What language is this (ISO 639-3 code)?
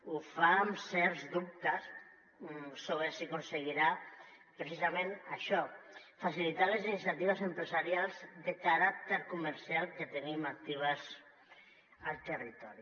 cat